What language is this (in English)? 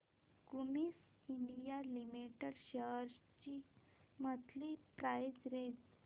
Marathi